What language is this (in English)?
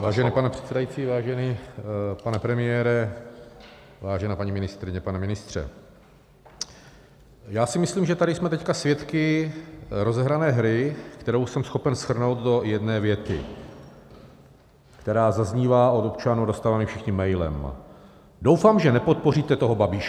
Czech